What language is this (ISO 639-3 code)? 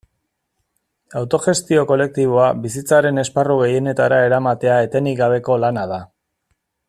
eus